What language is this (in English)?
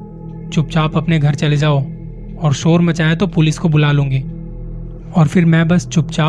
Hindi